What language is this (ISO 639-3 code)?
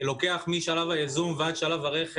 heb